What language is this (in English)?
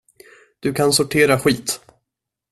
Swedish